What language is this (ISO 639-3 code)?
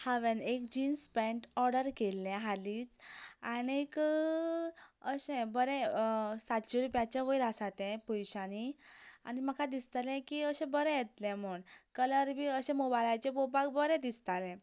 kok